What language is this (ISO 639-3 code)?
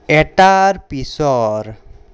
asm